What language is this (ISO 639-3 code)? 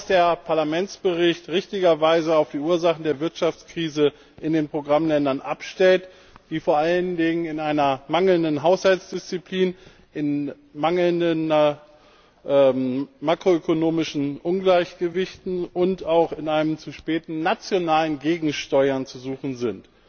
deu